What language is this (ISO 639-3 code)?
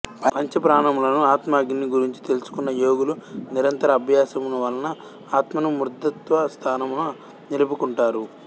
tel